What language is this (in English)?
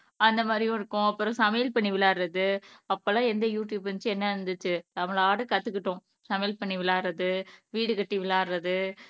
Tamil